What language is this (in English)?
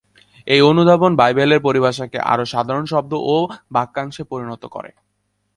Bangla